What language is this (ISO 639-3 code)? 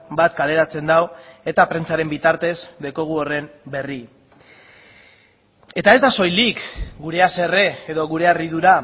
eus